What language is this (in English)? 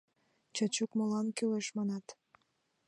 Mari